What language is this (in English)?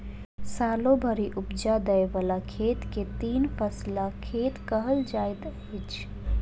Maithili